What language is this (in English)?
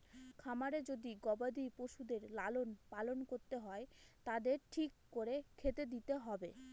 Bangla